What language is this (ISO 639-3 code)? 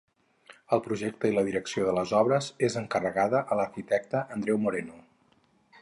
cat